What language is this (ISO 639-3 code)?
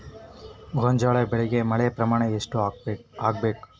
kan